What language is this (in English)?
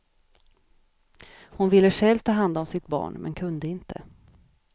Swedish